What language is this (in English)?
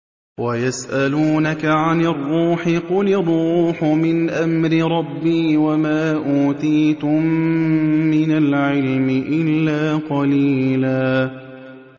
Arabic